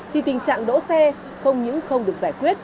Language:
Vietnamese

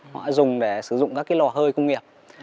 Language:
Vietnamese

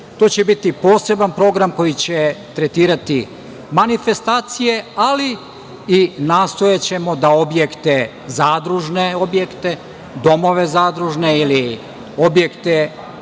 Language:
Serbian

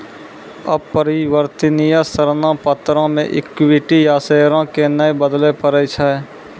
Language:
Maithili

